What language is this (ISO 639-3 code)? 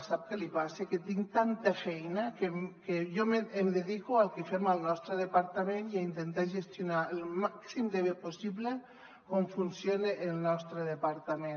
cat